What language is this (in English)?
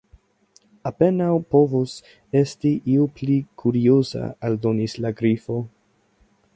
Esperanto